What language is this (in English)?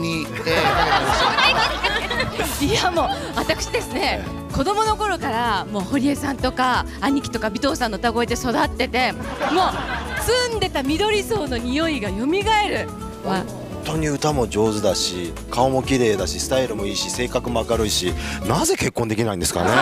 Japanese